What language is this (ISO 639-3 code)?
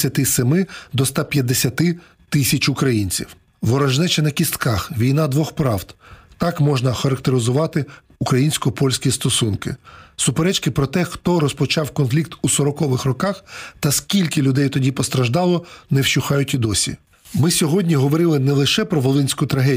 ukr